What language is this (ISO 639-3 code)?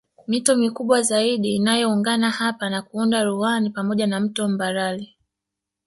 swa